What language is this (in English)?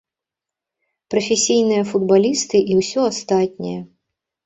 Belarusian